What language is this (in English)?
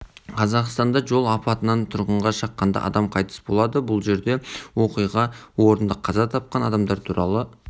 Kazakh